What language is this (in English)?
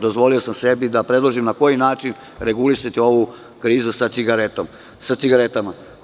Serbian